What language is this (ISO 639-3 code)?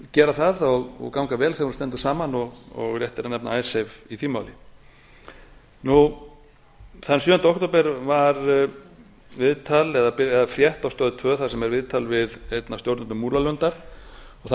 isl